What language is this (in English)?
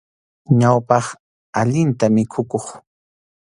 Arequipa-La Unión Quechua